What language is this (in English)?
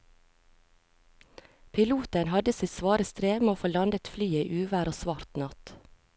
Norwegian